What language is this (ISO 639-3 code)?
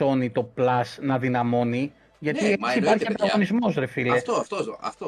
ell